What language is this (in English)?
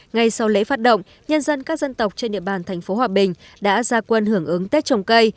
Vietnamese